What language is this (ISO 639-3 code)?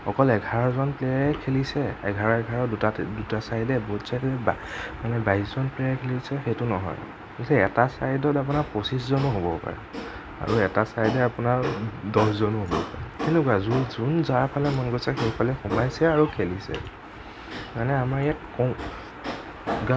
asm